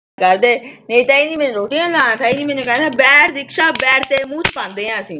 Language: Punjabi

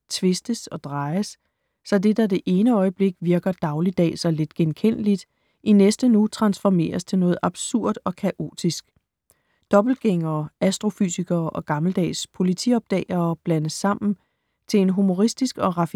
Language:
Danish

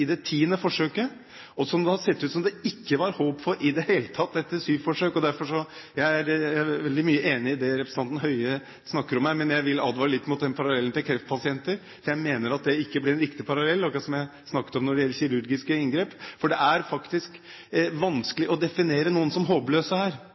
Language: Norwegian Bokmål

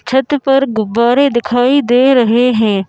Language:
Hindi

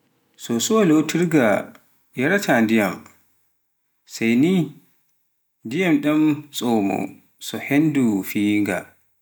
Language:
Pular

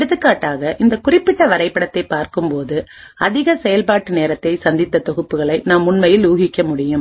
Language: Tamil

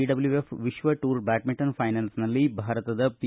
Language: Kannada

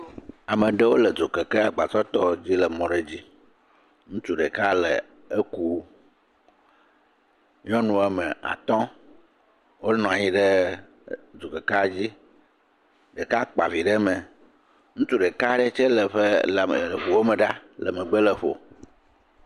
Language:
Ewe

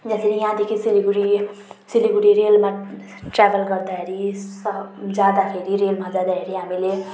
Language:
Nepali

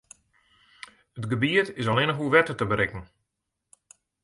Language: Western Frisian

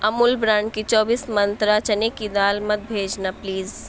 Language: Urdu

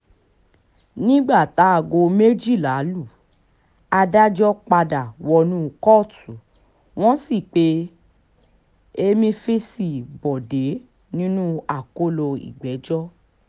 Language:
Yoruba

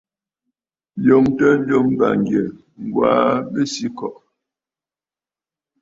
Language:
Bafut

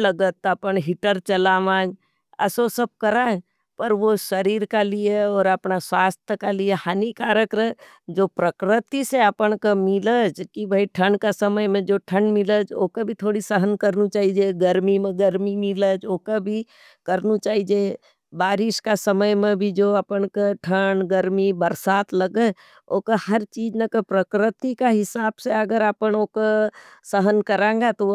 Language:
Nimadi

